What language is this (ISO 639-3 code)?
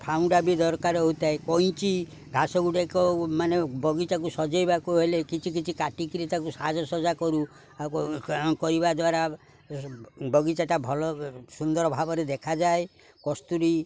ori